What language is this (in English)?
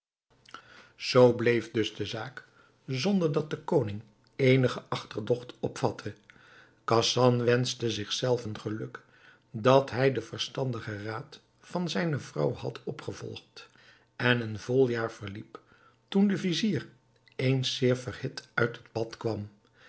Dutch